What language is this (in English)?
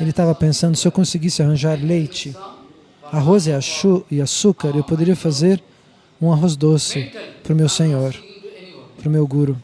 Portuguese